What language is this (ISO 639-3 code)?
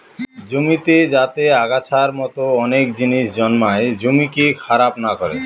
ben